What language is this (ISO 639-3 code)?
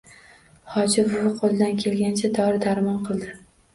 uzb